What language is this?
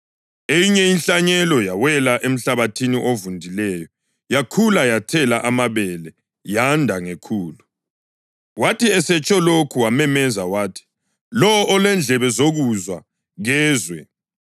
North Ndebele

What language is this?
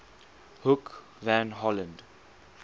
English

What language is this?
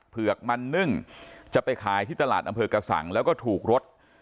Thai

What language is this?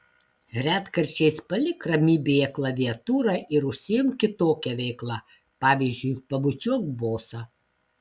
Lithuanian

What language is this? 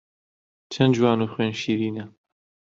Central Kurdish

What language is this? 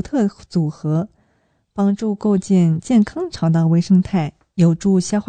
Chinese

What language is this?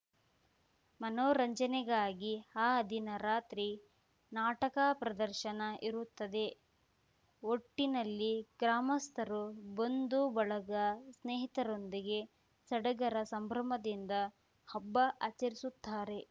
Kannada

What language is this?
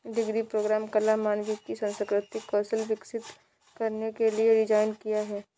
Hindi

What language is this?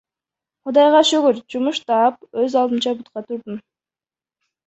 Kyrgyz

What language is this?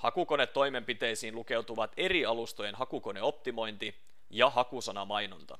Finnish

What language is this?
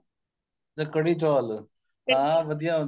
Punjabi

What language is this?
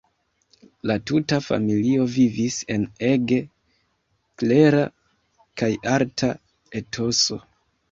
Esperanto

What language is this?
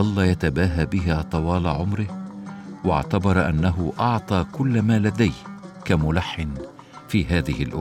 Arabic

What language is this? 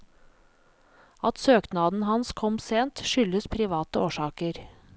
Norwegian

